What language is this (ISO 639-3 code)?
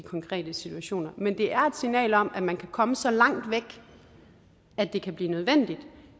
dan